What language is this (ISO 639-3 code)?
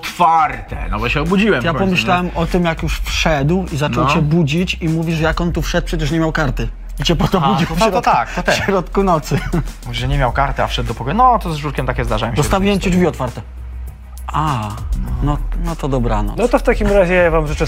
pol